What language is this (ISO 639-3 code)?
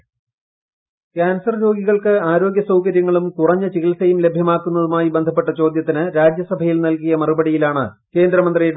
mal